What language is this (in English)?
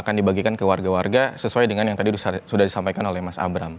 Indonesian